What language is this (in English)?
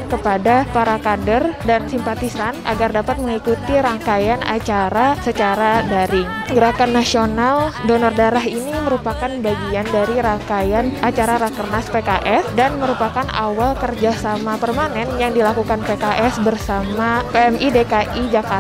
Indonesian